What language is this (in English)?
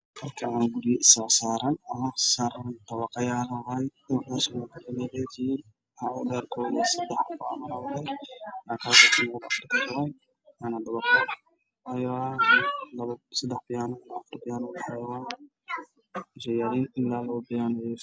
Somali